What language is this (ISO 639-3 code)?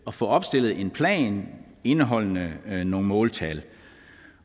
dan